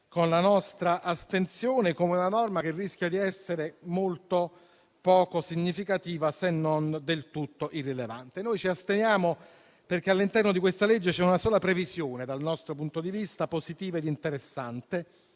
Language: Italian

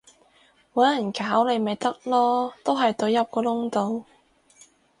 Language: Cantonese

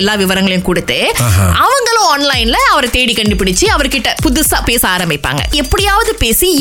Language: Tamil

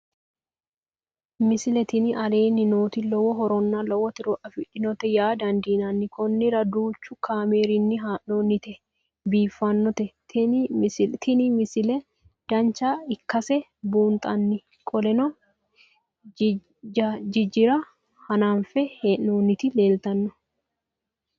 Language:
Sidamo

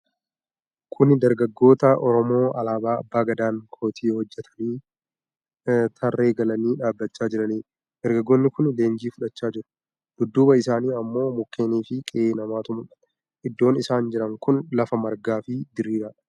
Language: Oromo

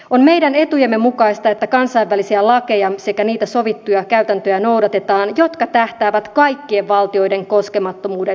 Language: Finnish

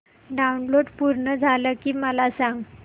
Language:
Marathi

